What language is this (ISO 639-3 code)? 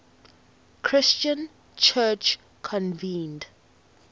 eng